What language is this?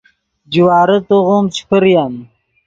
Yidgha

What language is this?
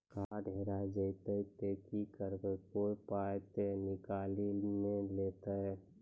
Maithili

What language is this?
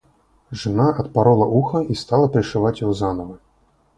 Russian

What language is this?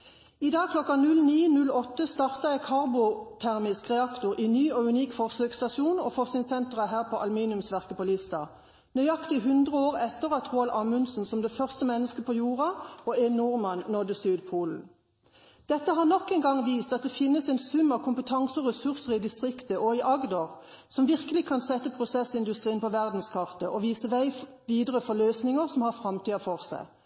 Norwegian Bokmål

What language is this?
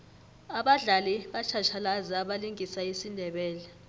South Ndebele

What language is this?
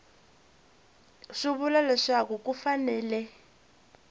Tsonga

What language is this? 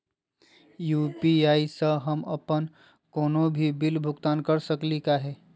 Magahi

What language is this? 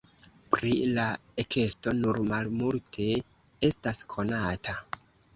Esperanto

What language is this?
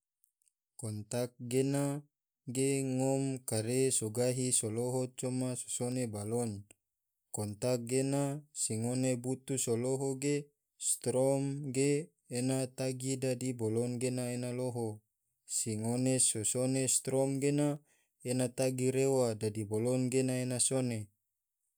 Tidore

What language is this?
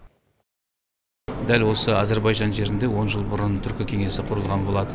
Kazakh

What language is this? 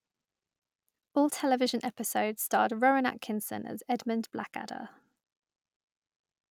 English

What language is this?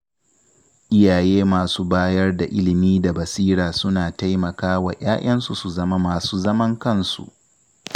Hausa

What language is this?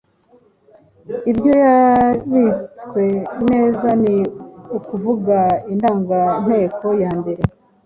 Kinyarwanda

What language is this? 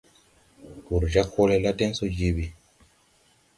Tupuri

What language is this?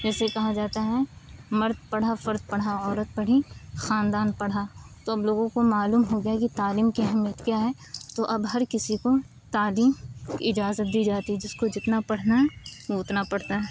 Urdu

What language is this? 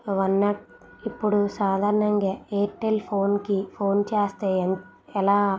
Telugu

